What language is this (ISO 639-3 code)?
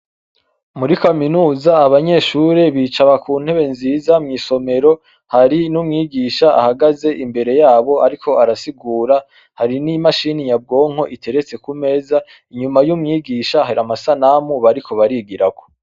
run